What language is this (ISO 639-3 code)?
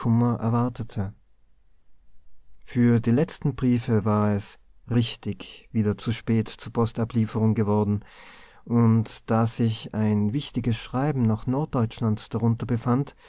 deu